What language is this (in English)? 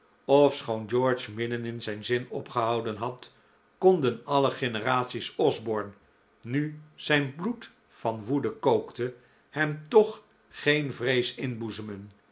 Dutch